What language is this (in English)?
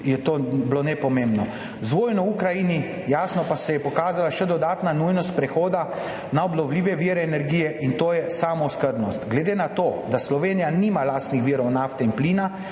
Slovenian